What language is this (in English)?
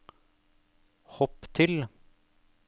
Norwegian